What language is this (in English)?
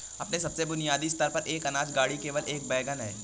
Hindi